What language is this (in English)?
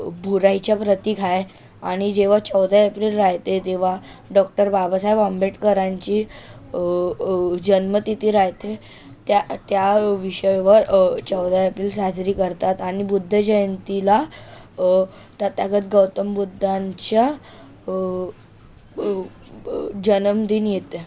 Marathi